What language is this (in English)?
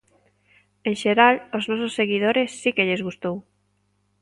Galician